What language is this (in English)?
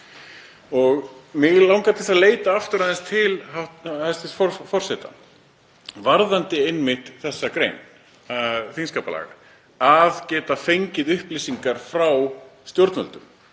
Icelandic